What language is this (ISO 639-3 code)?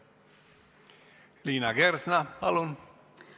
est